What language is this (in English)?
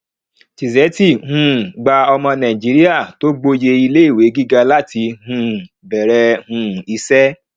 Yoruba